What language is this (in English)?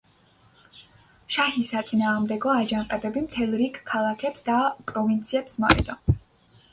Georgian